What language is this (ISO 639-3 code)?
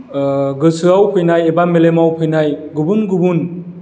brx